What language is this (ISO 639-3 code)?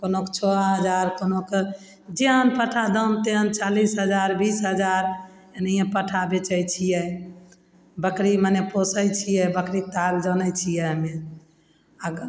mai